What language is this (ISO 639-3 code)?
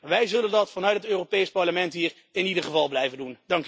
nld